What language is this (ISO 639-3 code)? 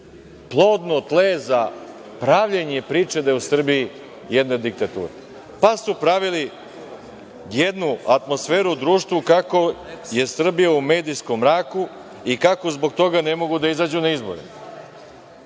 srp